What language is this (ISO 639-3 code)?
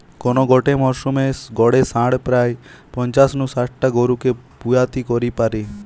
ben